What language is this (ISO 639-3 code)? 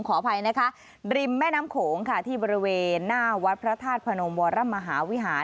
tha